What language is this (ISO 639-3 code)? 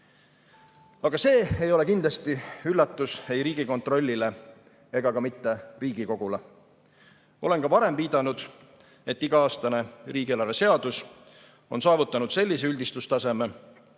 est